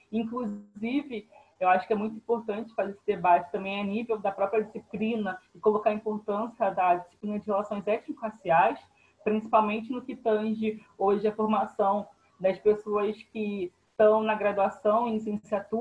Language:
Portuguese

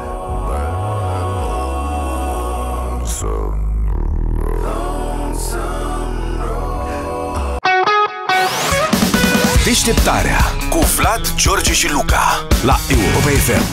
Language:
Romanian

